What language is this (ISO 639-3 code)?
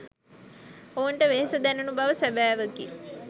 sin